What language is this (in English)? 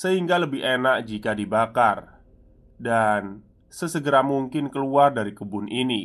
Indonesian